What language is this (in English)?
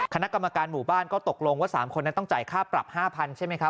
Thai